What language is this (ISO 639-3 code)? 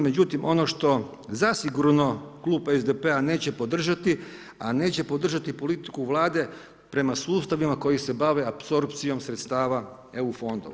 hrv